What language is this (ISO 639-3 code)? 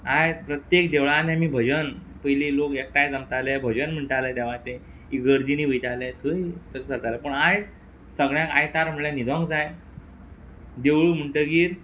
kok